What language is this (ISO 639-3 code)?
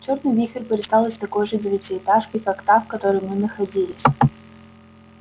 rus